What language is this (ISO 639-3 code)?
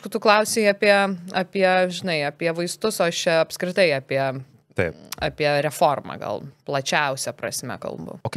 lit